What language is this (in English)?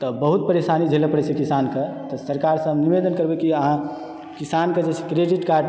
Maithili